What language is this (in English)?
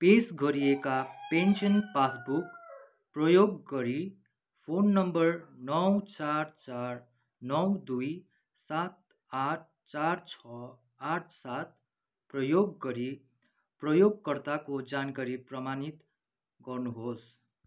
Nepali